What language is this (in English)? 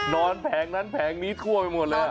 Thai